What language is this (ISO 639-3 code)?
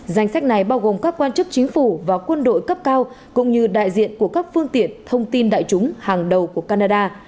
vie